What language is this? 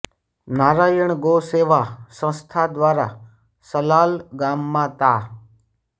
Gujarati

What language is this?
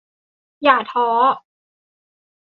Thai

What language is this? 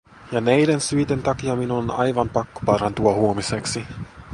Finnish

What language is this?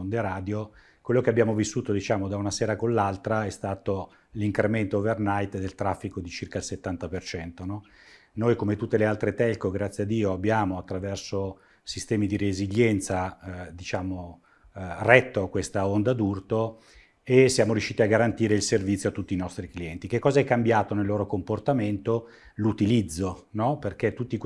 Italian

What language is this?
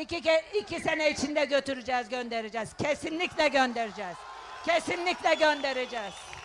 Turkish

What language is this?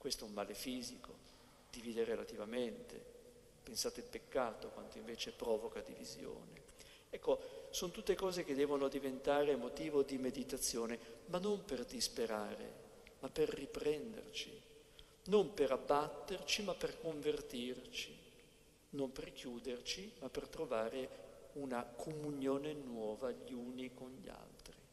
Italian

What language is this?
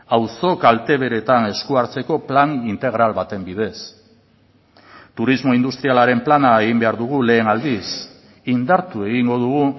Basque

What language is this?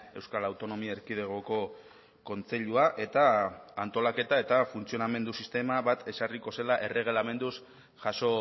Basque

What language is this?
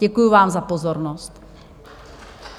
Czech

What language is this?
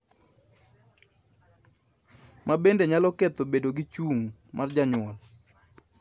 Luo (Kenya and Tanzania)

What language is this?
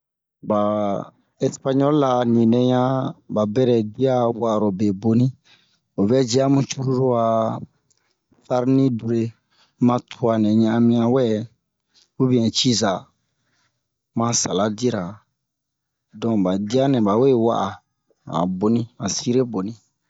Bomu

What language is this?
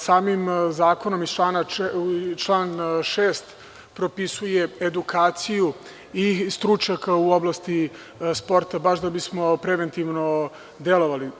Serbian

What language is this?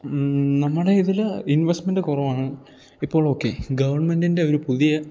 Malayalam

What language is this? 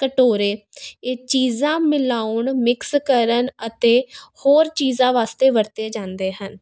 Punjabi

